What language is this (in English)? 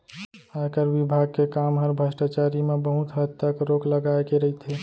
Chhattisgarhi